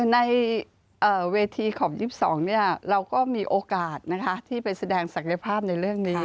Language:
Thai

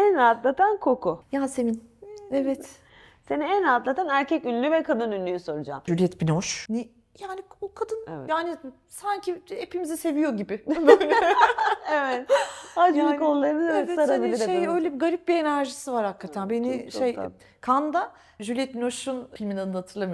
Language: Turkish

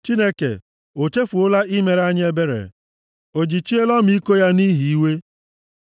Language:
Igbo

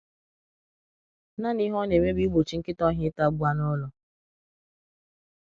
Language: Igbo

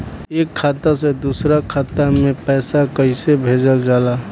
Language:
Bhojpuri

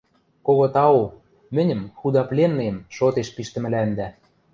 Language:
Western Mari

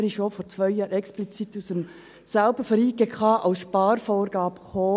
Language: Swiss German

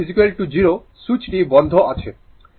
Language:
Bangla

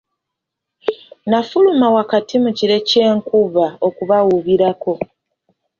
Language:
Ganda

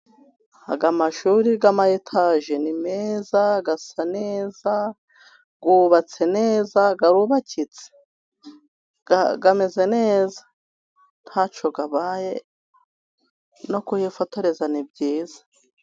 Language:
Kinyarwanda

